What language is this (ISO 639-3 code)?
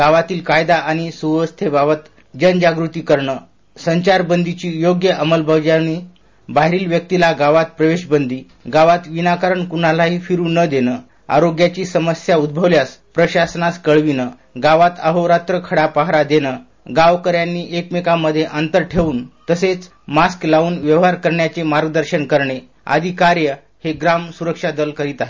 mar